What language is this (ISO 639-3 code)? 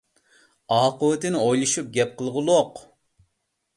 uig